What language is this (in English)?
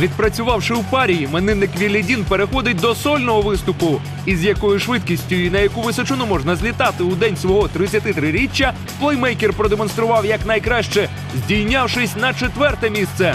Ukrainian